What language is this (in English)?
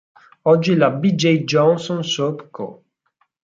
Italian